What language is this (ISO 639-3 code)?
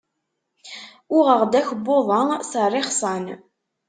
kab